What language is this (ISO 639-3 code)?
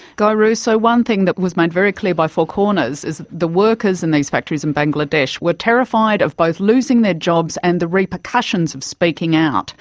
eng